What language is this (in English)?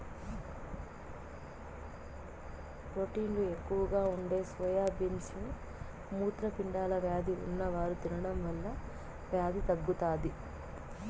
Telugu